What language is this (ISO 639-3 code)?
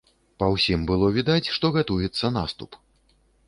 bel